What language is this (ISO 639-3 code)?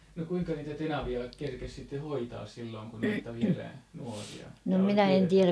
fin